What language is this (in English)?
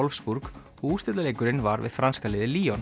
Icelandic